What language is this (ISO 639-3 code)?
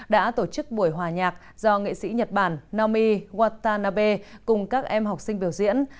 vie